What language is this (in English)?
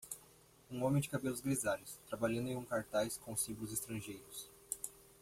Portuguese